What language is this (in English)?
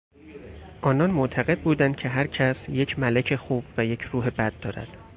Persian